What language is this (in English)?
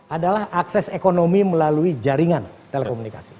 Indonesian